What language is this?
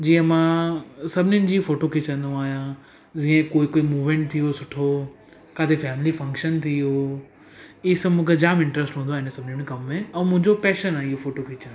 Sindhi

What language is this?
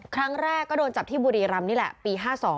Thai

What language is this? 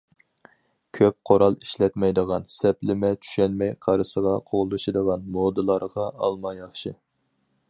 Uyghur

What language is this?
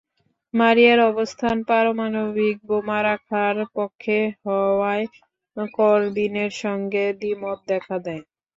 Bangla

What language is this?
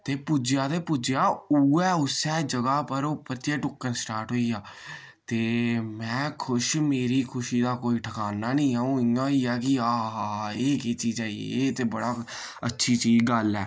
Dogri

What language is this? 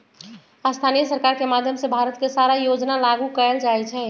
Magahi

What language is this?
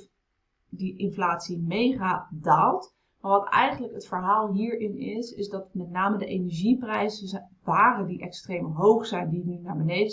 Dutch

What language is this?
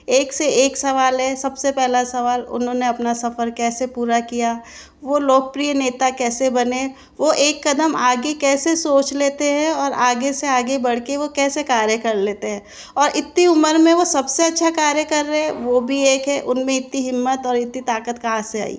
Hindi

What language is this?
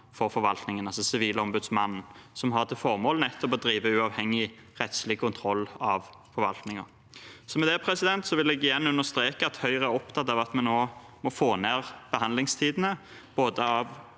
Norwegian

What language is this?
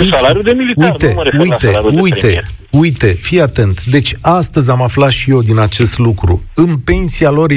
Romanian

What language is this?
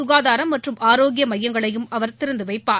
Tamil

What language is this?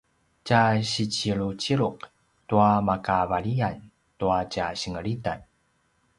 Paiwan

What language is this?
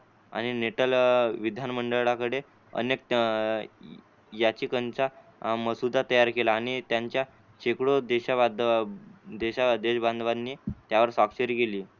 Marathi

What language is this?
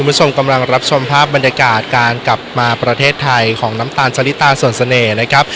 Thai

